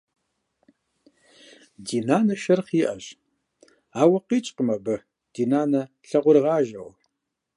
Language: Kabardian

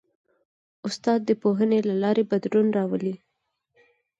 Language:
Pashto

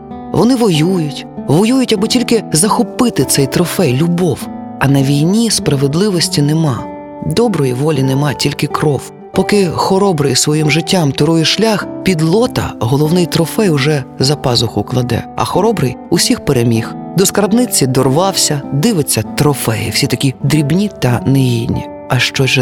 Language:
Ukrainian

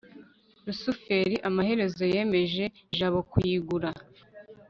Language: Kinyarwanda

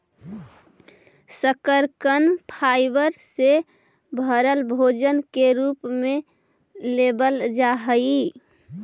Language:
Magahi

